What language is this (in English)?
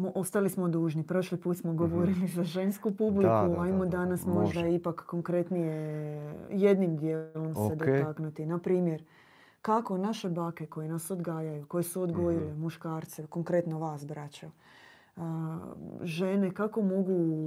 Croatian